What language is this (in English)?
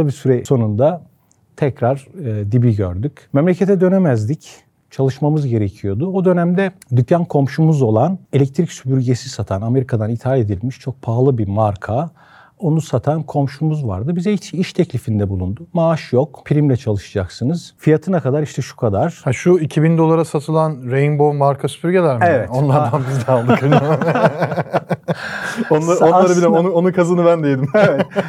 Turkish